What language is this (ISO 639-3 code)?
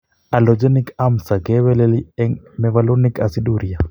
kln